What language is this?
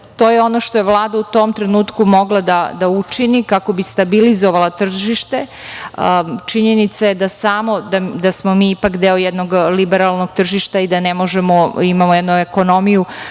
Serbian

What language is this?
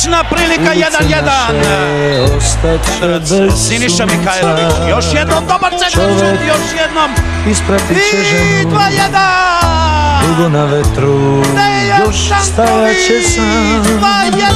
Romanian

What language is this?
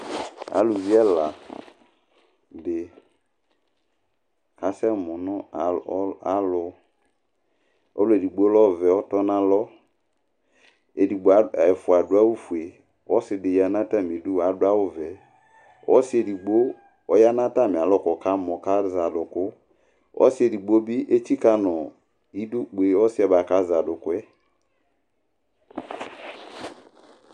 Ikposo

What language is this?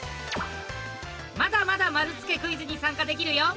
Japanese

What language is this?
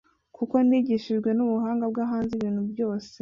Kinyarwanda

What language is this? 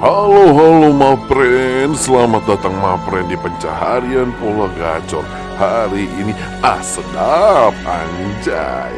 Indonesian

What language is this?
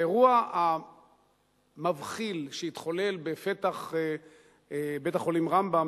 Hebrew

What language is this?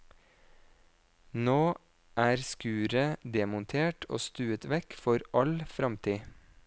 Norwegian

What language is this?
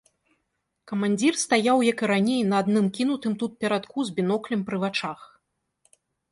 Belarusian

